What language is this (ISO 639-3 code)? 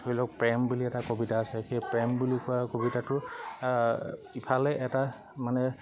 asm